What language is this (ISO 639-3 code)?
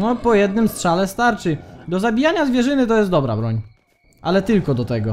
pol